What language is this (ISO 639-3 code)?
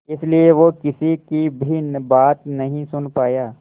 hin